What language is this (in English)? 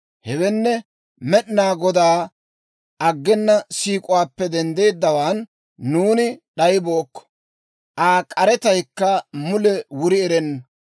Dawro